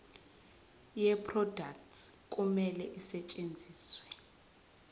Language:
Zulu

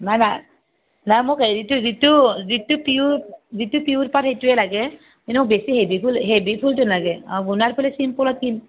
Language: Assamese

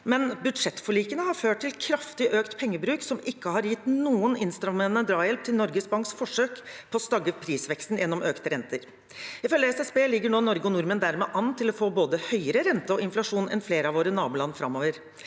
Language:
Norwegian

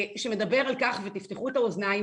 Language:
Hebrew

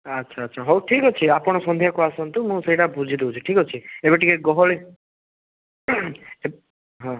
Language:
Odia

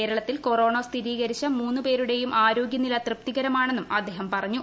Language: Malayalam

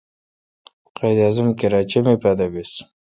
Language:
Kalkoti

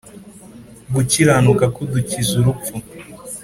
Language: Kinyarwanda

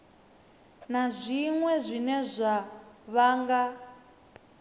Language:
Venda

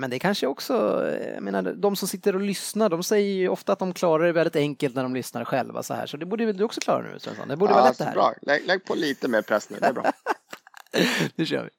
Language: Swedish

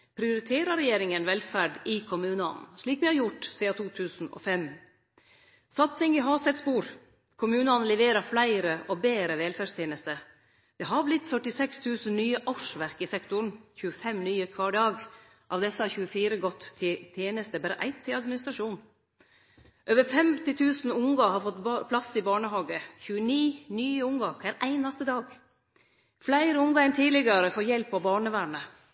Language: Norwegian Nynorsk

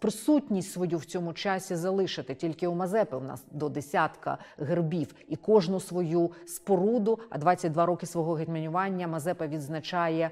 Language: Ukrainian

